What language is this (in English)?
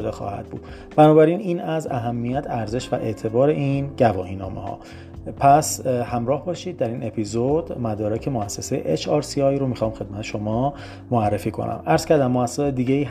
Persian